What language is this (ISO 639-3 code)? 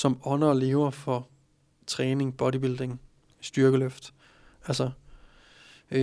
dan